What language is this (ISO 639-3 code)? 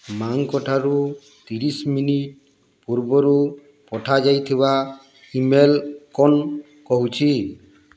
ori